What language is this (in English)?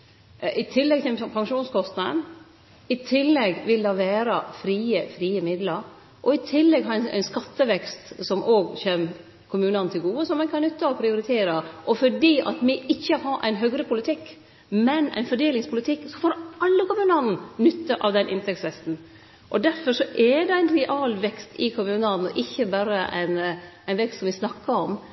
Norwegian Nynorsk